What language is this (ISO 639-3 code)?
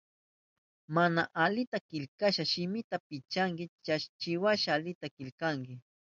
qup